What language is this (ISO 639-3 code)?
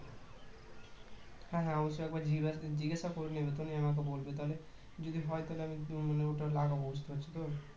ben